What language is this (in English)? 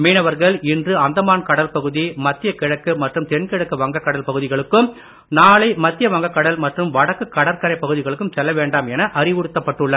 Tamil